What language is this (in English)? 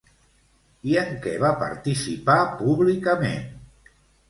Catalan